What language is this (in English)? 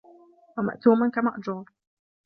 Arabic